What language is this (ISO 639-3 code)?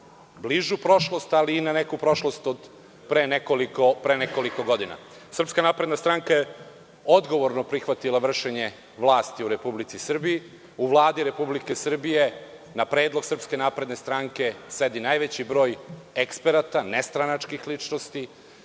srp